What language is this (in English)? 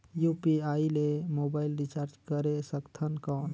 Chhattisgarhi